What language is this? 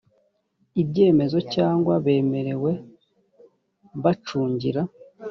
Kinyarwanda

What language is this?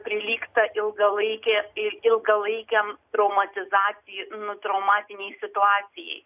Lithuanian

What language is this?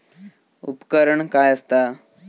Marathi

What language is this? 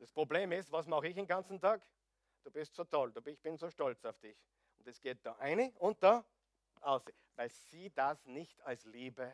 German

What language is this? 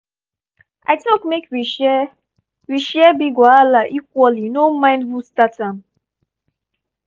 Nigerian Pidgin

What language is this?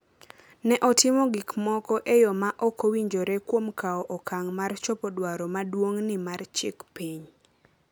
Luo (Kenya and Tanzania)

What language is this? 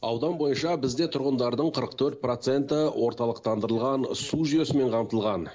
Kazakh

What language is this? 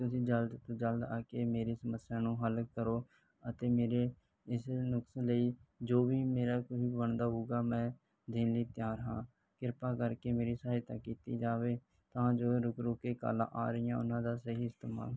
Punjabi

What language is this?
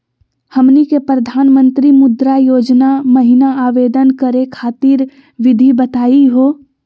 Magahi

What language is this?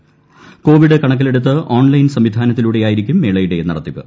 Malayalam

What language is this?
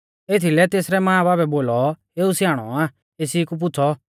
Mahasu Pahari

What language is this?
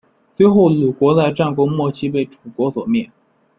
Chinese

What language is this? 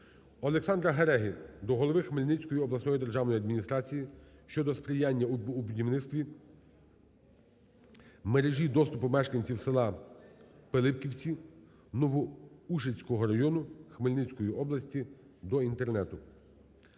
Ukrainian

